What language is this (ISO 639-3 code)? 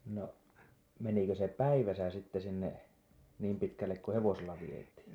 fin